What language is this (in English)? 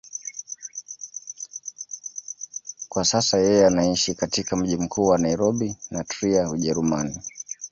Swahili